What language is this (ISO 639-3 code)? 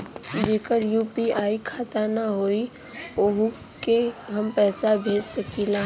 bho